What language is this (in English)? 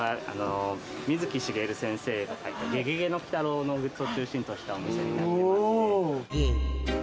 Japanese